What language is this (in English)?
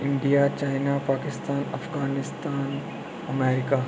Dogri